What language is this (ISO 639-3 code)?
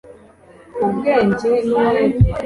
kin